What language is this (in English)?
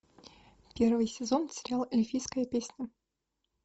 Russian